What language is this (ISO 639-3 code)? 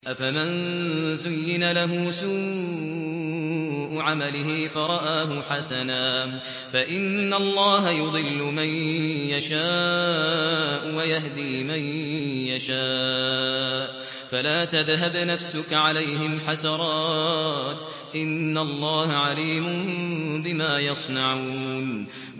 ara